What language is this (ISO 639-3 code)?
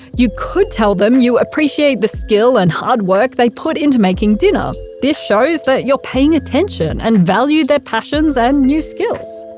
eng